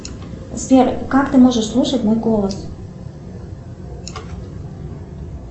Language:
Russian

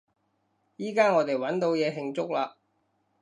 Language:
Cantonese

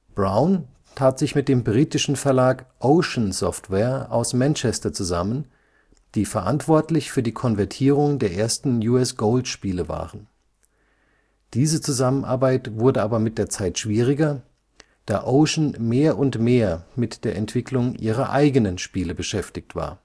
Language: German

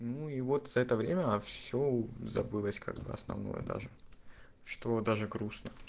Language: Russian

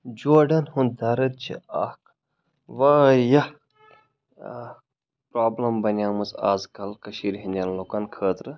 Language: Kashmiri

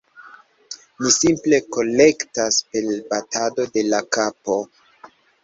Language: Esperanto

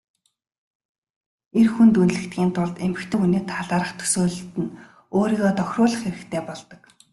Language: Mongolian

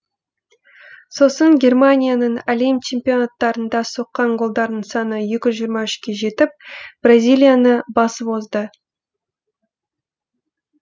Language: Kazakh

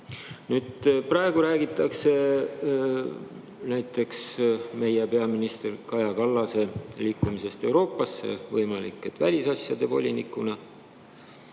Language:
Estonian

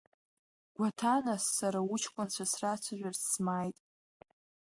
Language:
Abkhazian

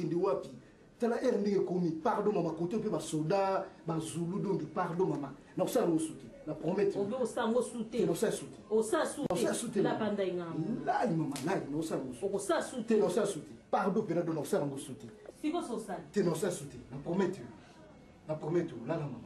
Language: French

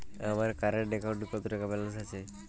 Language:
Bangla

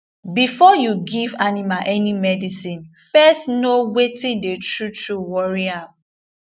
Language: Nigerian Pidgin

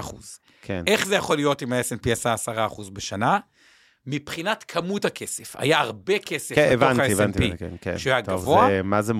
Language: Hebrew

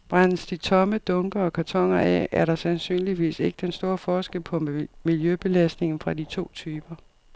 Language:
Danish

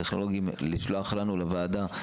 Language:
Hebrew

